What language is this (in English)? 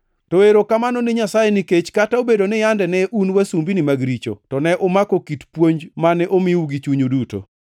Luo (Kenya and Tanzania)